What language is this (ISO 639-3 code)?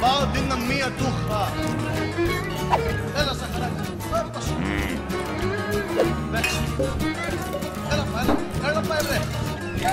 ell